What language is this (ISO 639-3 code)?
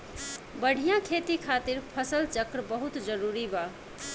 bho